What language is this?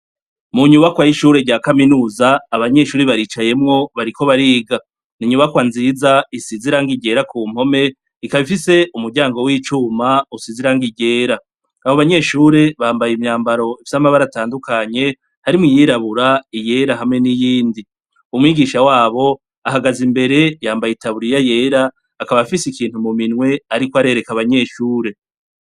Rundi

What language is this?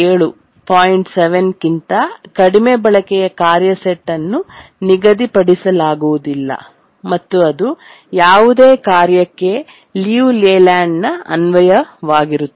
Kannada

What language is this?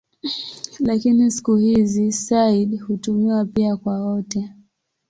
Swahili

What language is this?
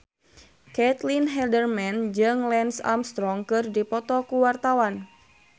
Sundanese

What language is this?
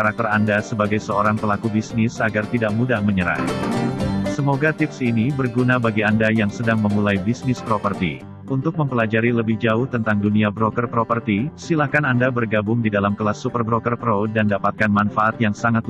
Indonesian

